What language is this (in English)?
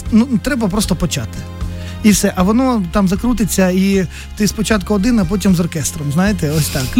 Ukrainian